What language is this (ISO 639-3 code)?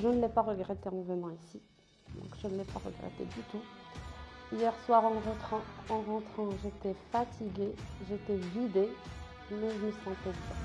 fra